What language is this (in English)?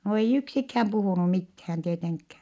Finnish